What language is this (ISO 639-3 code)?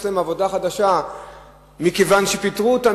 heb